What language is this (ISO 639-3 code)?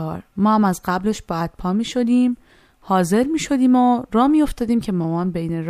fas